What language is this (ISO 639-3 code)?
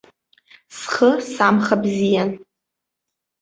abk